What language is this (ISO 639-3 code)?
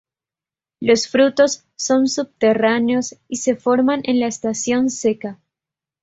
spa